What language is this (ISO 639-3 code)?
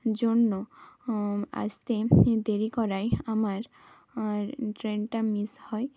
ben